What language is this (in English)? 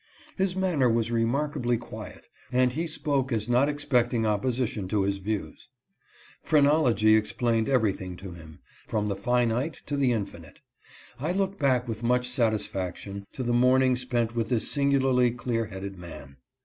English